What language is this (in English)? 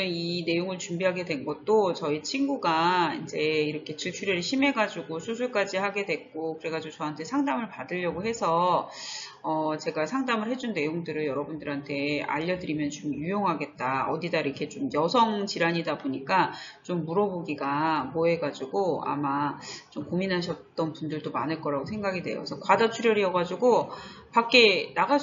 Korean